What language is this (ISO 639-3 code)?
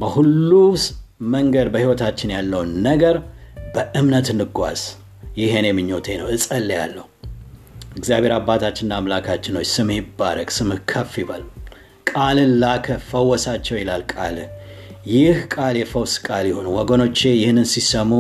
amh